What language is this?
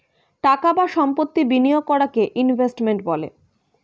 Bangla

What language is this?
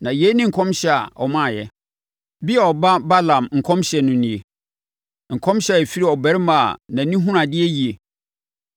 Akan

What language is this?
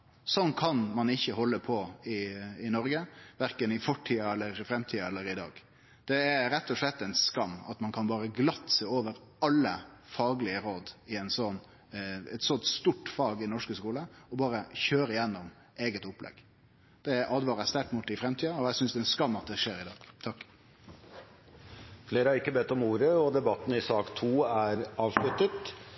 Norwegian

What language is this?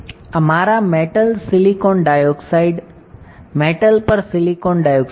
Gujarati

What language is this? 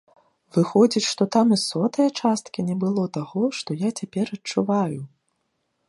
Belarusian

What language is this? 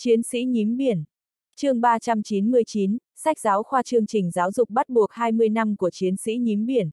Vietnamese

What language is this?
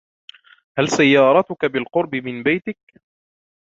Arabic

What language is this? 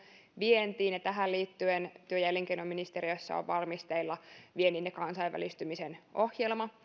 Finnish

